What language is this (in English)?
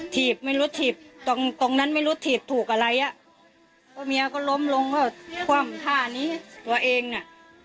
Thai